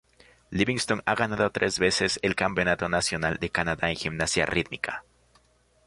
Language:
Spanish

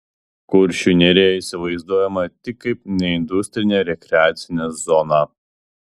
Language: Lithuanian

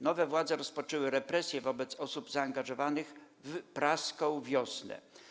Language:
Polish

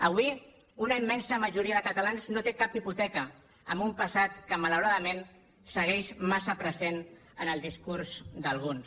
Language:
Catalan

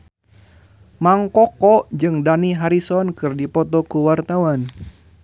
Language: Sundanese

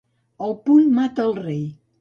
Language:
Catalan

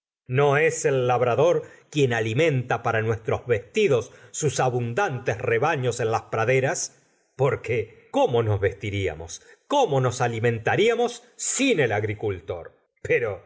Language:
Spanish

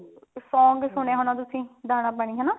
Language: Punjabi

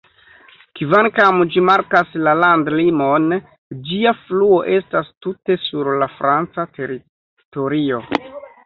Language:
Esperanto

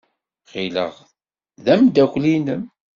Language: Kabyle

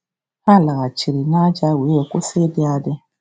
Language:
Igbo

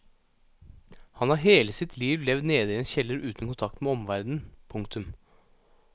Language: Norwegian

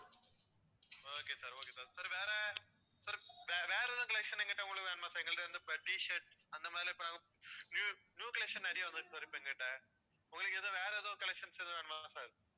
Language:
Tamil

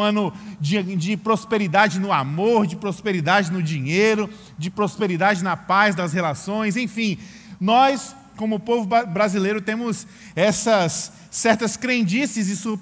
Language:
Portuguese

